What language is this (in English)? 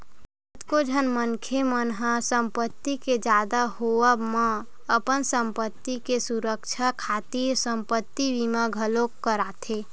Chhattisgarhi